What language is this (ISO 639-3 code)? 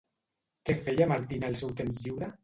cat